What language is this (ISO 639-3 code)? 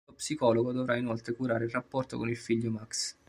ita